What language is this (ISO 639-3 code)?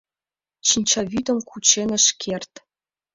chm